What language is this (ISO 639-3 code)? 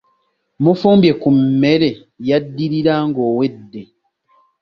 lug